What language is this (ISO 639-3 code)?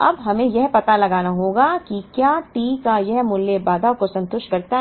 hin